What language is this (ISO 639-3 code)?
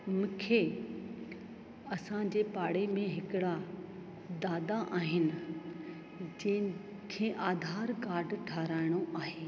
snd